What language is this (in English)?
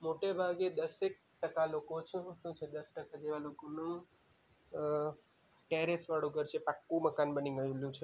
Gujarati